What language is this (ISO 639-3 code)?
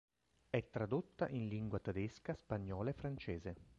ita